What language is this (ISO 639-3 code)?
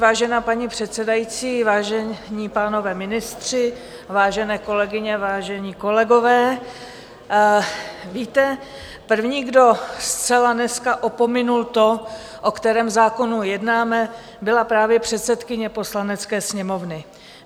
ces